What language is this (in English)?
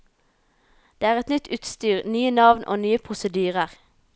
Norwegian